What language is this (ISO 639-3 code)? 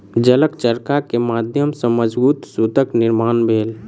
mai